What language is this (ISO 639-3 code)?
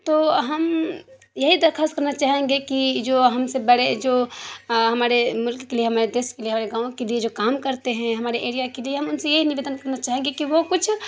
urd